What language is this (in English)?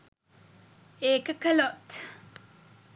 Sinhala